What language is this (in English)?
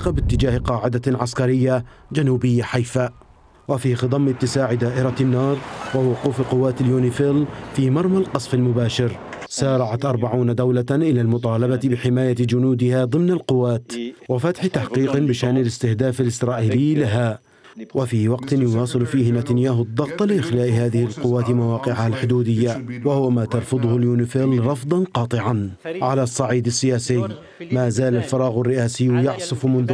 Arabic